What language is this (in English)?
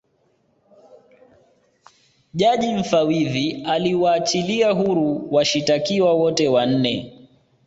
Swahili